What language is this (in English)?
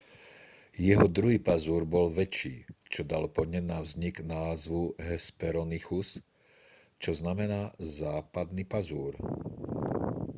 Slovak